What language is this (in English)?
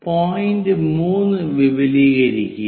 Malayalam